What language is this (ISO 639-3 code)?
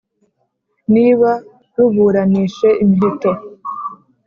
kin